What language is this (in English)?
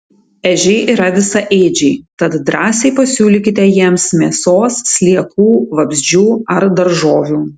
Lithuanian